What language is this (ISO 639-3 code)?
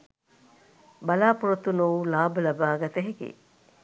sin